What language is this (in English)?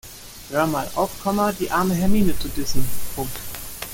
German